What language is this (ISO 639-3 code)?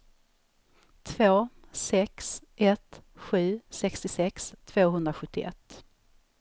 swe